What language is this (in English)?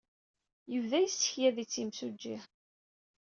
Kabyle